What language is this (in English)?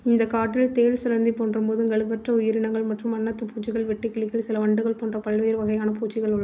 Tamil